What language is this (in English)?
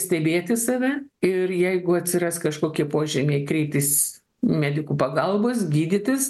Lithuanian